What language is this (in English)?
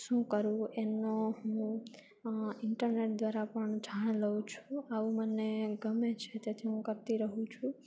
Gujarati